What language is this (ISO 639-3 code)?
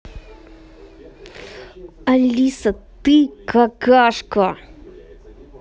rus